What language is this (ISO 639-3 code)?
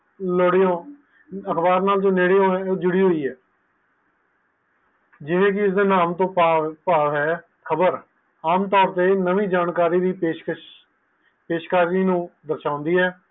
pan